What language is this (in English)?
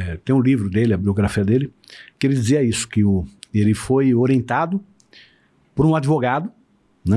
Portuguese